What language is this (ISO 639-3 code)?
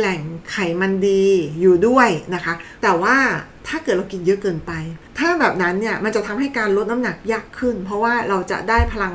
tha